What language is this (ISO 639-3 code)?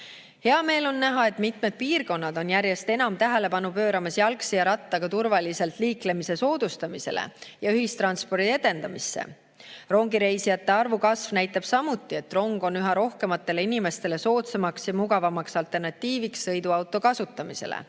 est